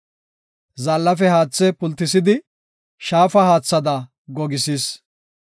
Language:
Gofa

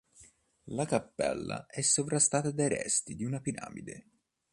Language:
Italian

